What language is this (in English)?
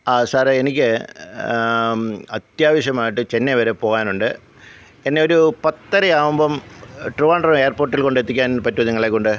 Malayalam